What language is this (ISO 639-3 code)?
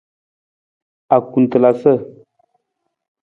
nmz